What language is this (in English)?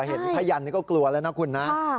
Thai